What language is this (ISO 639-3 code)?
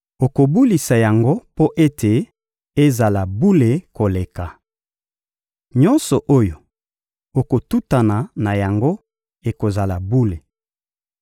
lin